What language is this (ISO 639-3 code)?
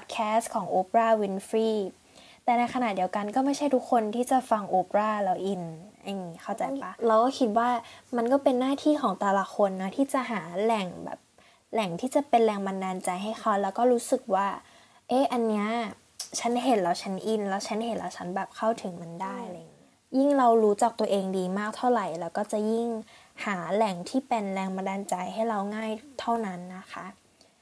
tha